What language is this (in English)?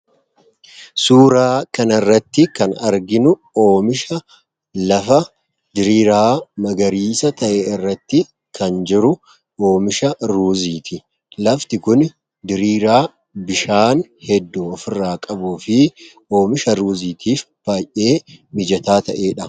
Oromo